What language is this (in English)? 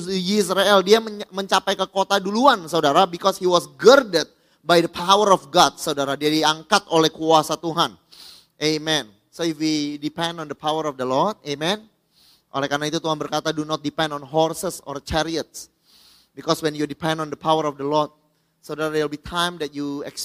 Indonesian